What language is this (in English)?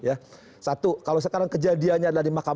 Indonesian